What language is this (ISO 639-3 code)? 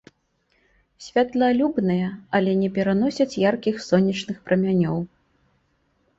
bel